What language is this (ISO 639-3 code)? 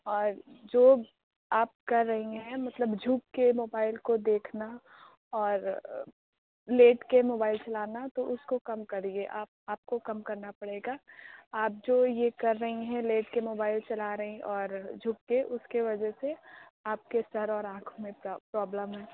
urd